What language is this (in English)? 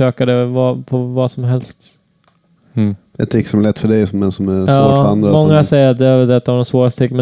Swedish